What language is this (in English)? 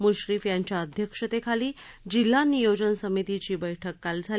Marathi